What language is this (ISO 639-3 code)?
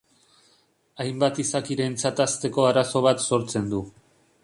eus